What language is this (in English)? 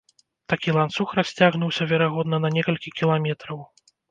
Belarusian